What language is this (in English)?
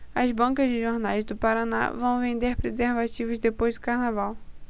Portuguese